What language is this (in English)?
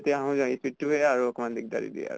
Assamese